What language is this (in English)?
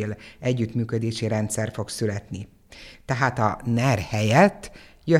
Hungarian